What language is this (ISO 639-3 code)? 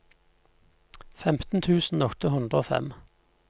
nor